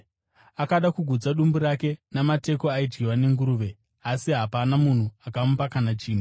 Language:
Shona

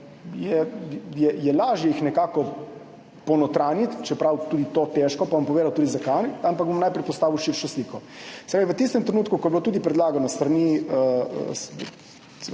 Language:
Slovenian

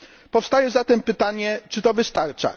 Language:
Polish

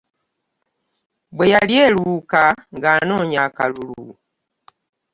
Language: Ganda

